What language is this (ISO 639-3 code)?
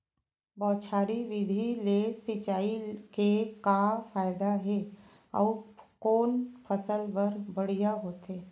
hne